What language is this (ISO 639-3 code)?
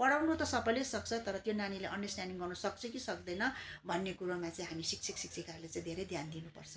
nep